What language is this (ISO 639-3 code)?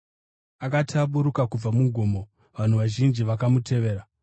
sna